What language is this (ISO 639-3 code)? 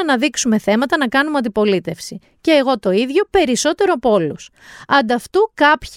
ell